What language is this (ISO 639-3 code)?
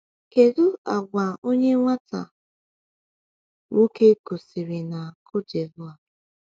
ibo